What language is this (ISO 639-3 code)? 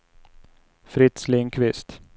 swe